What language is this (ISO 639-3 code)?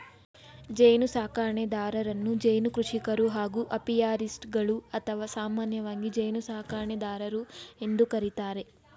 kan